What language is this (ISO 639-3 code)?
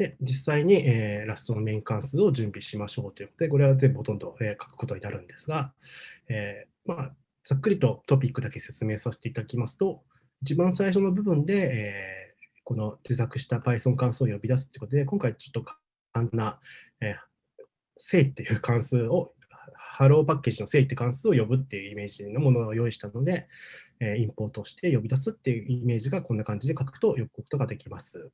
jpn